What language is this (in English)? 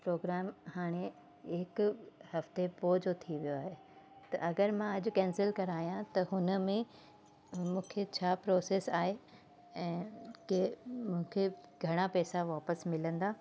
Sindhi